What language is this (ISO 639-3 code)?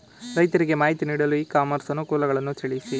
kan